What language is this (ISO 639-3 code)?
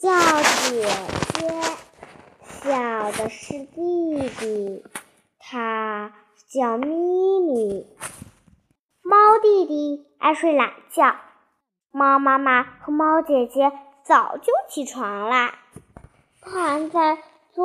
zho